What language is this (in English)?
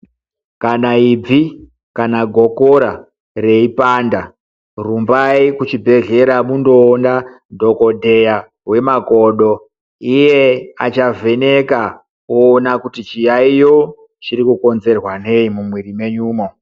Ndau